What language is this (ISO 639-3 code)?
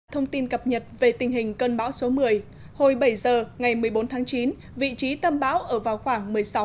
vie